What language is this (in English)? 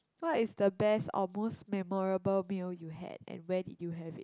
English